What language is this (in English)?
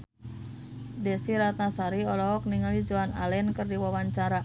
Sundanese